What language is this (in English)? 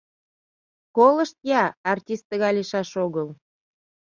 Mari